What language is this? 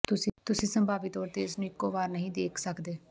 Punjabi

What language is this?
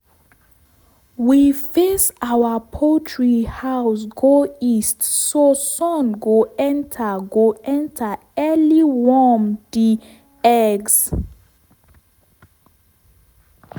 Nigerian Pidgin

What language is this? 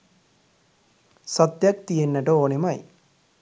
Sinhala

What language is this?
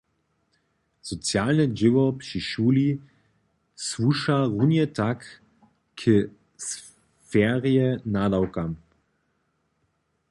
Upper Sorbian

